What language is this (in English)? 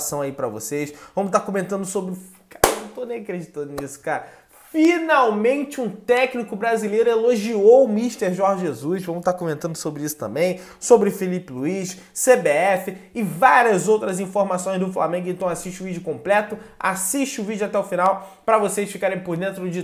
Portuguese